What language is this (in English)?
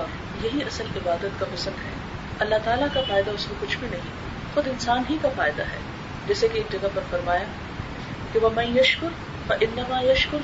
Urdu